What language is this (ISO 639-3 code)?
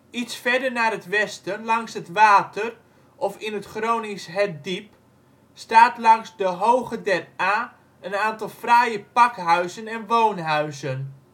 nld